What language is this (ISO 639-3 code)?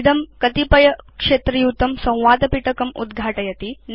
san